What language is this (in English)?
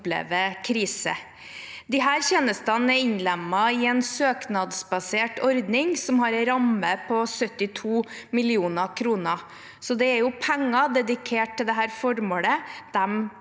Norwegian